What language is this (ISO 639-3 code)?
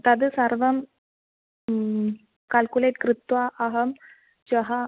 san